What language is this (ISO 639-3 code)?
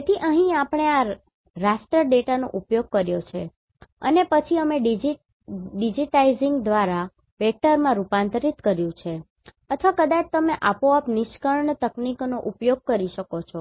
guj